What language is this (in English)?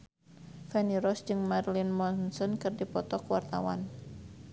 Sundanese